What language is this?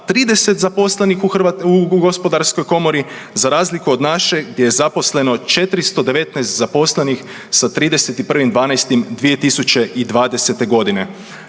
Croatian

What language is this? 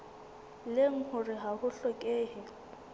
Southern Sotho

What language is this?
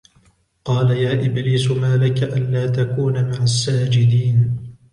Arabic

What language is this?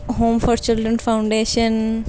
Urdu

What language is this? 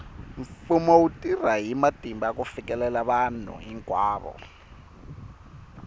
Tsonga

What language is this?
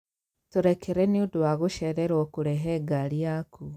Kikuyu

